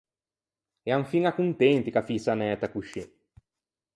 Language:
Ligurian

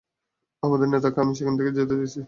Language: Bangla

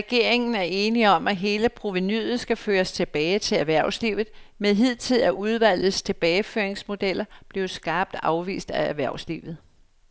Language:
Danish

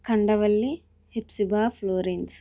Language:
Telugu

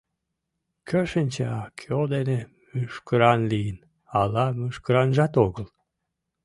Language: Mari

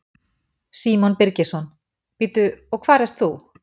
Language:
Icelandic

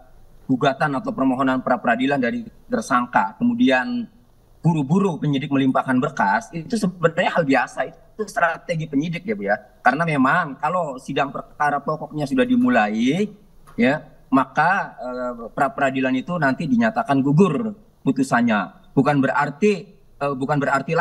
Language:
Indonesian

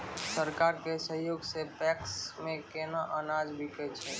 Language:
Maithili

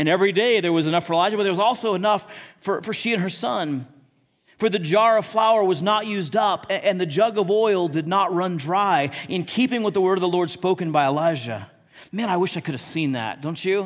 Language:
English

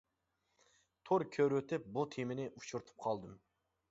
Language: Uyghur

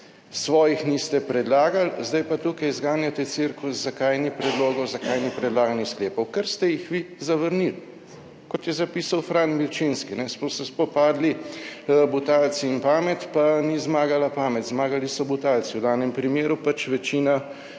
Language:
Slovenian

